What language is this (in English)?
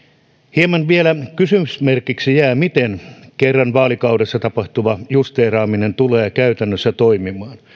Finnish